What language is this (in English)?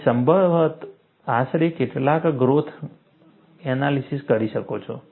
Gujarati